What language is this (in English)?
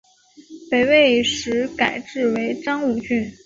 Chinese